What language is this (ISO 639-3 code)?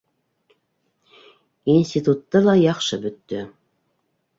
bak